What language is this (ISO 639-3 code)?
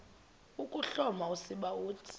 xho